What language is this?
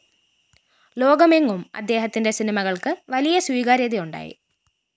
Malayalam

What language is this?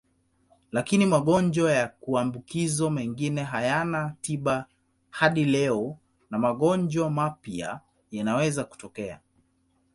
Swahili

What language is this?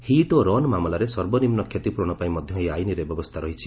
Odia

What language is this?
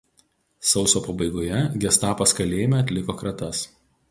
Lithuanian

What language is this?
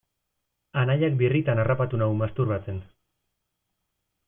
Basque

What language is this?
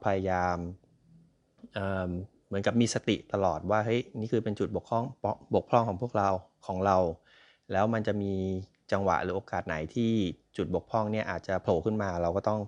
Thai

